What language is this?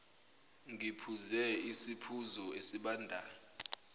Zulu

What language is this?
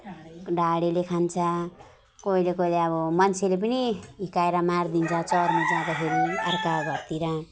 Nepali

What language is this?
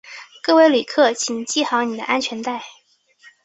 Chinese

